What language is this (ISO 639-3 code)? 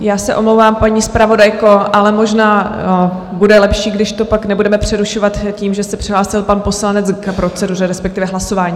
ces